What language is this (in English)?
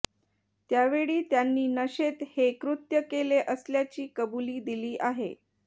Marathi